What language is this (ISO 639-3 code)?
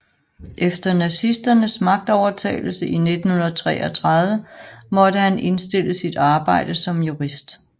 dan